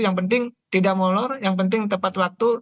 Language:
Indonesian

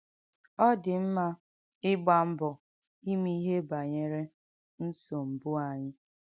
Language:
Igbo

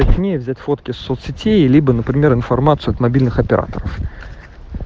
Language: Russian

